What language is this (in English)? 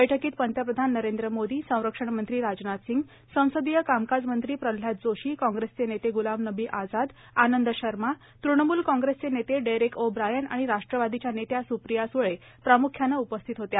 Marathi